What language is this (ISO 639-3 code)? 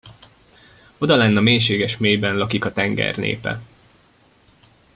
hun